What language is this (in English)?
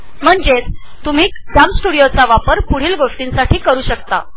Marathi